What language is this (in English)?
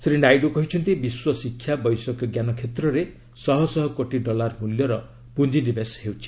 Odia